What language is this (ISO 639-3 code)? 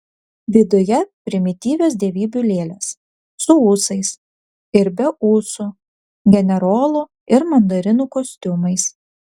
lit